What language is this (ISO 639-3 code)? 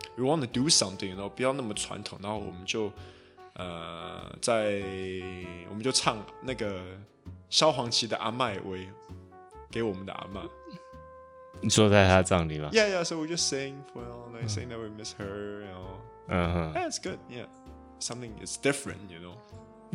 zho